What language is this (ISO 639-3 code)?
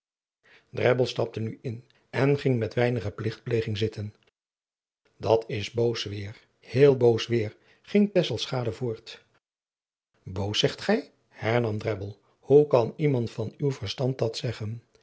nld